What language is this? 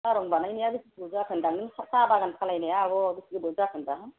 Bodo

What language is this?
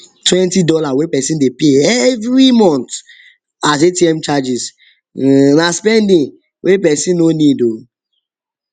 Nigerian Pidgin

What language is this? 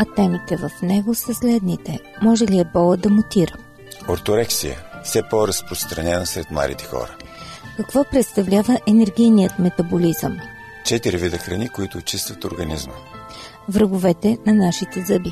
Bulgarian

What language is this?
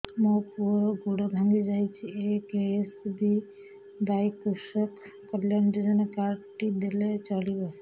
Odia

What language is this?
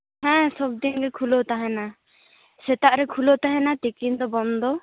Santali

